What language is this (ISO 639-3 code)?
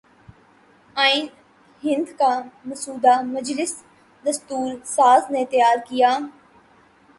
urd